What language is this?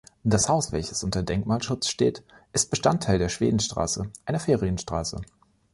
German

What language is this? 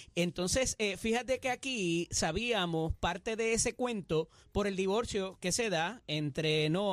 Spanish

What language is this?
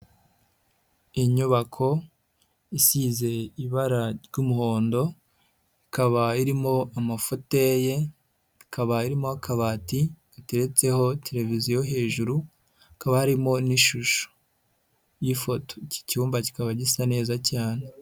Kinyarwanda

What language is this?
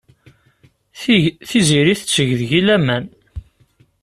Kabyle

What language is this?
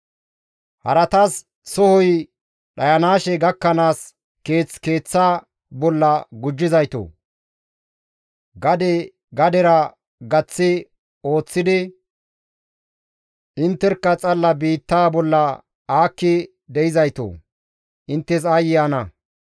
Gamo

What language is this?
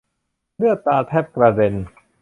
Thai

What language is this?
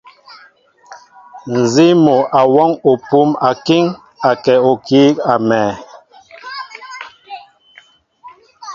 Mbo (Cameroon)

